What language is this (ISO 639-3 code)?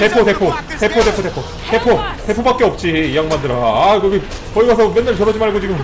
kor